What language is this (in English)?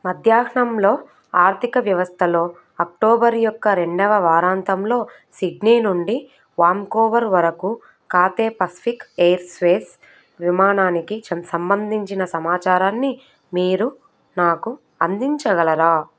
Telugu